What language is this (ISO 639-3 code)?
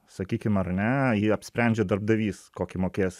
lit